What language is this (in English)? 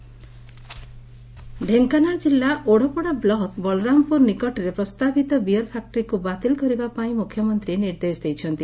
Odia